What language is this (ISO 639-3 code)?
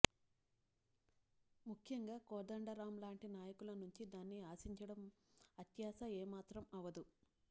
tel